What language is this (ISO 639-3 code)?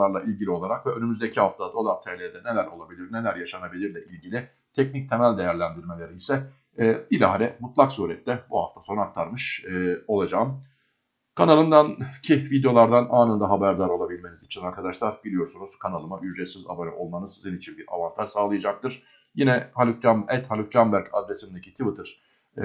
tur